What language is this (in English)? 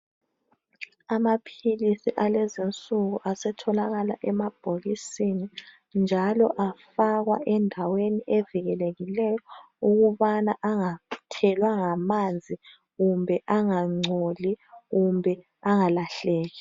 North Ndebele